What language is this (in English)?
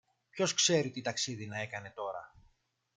Greek